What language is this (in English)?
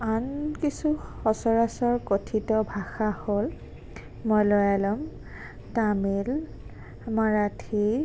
Assamese